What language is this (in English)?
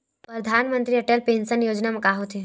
Chhattisgarhi